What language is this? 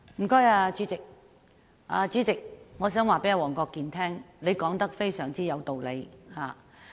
Cantonese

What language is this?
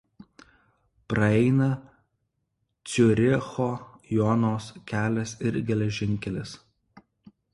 Lithuanian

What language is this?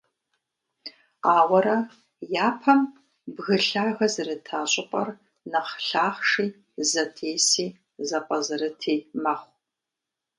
Kabardian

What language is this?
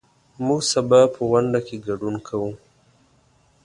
Pashto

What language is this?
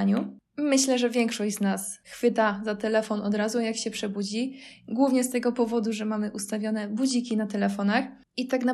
Polish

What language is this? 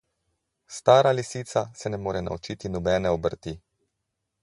Slovenian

